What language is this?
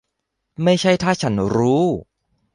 Thai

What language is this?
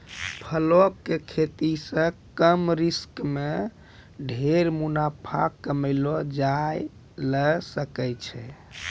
Maithili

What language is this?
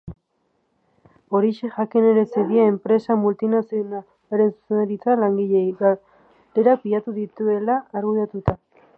Basque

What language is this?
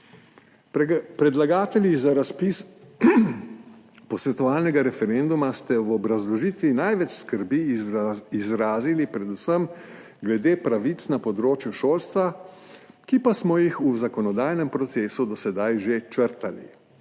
Slovenian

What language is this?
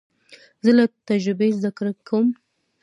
Pashto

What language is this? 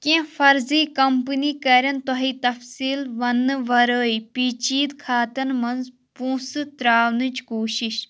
Kashmiri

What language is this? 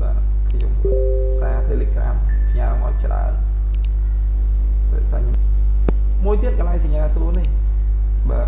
Vietnamese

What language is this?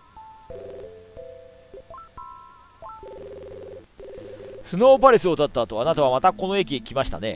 Japanese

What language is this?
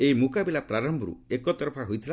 Odia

